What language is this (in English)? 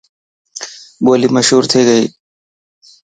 Dhatki